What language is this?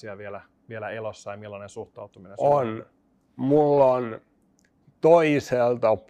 Finnish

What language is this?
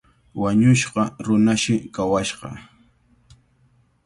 Cajatambo North Lima Quechua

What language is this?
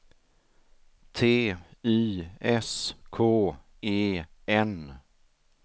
Swedish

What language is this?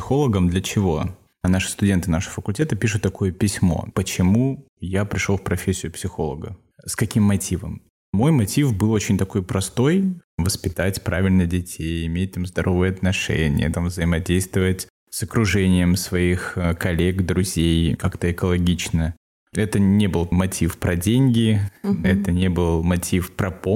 Russian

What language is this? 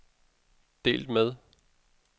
Danish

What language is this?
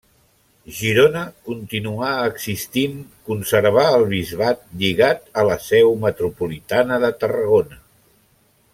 Catalan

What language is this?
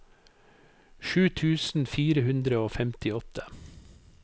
Norwegian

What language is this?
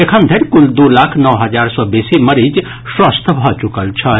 Maithili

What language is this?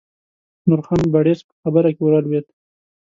Pashto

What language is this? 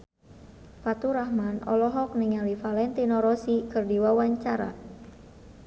Sundanese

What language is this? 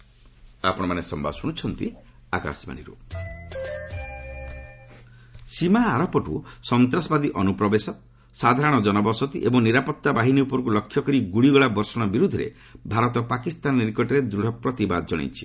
Odia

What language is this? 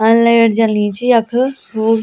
Garhwali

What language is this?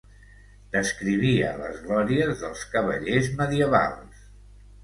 Catalan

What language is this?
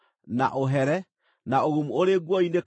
Kikuyu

